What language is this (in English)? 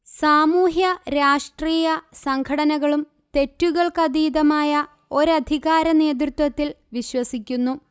Malayalam